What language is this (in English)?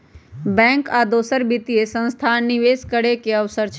Magahi